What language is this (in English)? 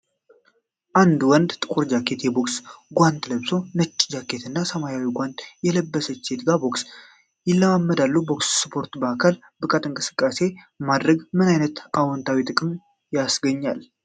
Amharic